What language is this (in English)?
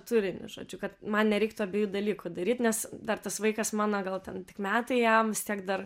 Lithuanian